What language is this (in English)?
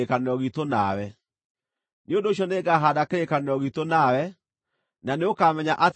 Kikuyu